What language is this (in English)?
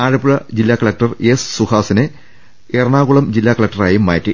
Malayalam